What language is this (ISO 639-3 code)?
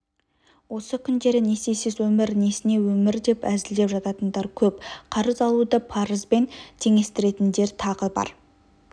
kaz